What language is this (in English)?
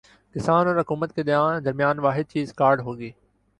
Urdu